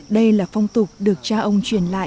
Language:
Vietnamese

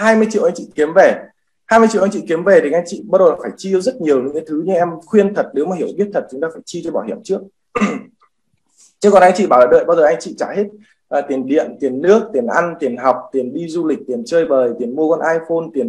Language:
Vietnamese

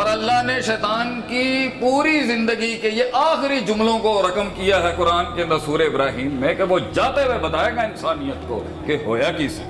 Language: Urdu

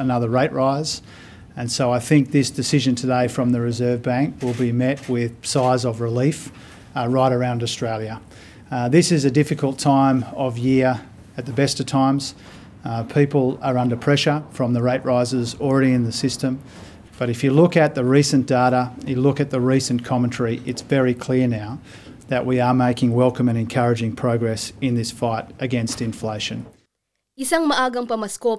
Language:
Filipino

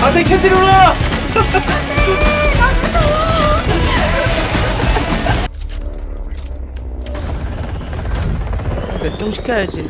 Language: Korean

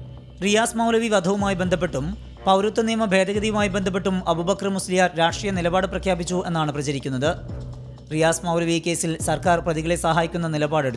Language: Malayalam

